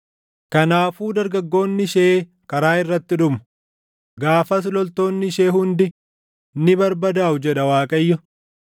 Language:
Oromo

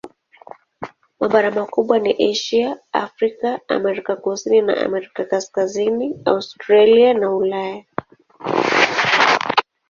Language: Swahili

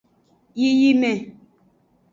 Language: Aja (Benin)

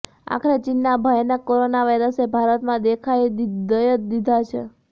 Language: Gujarati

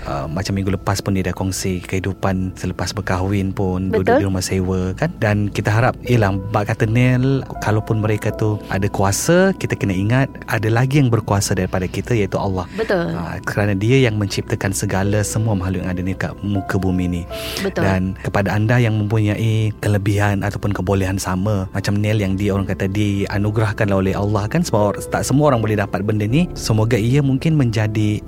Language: Malay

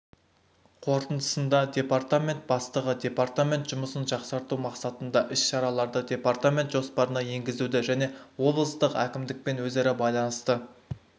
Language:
Kazakh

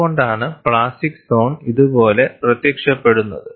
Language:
Malayalam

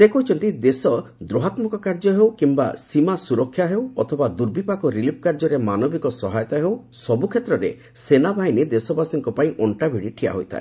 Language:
Odia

